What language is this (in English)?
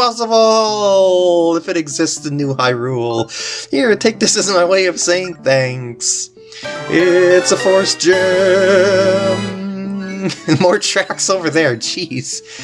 English